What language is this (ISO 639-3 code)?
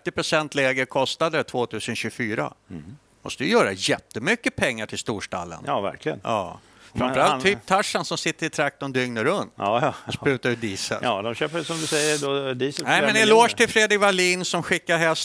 swe